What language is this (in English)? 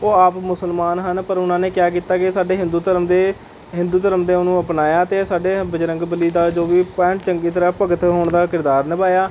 Punjabi